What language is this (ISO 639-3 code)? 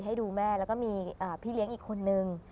tha